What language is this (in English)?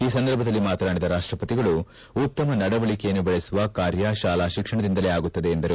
Kannada